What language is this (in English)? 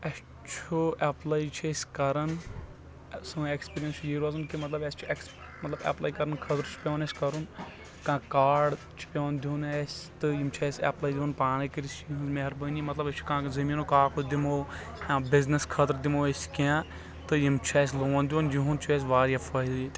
Kashmiri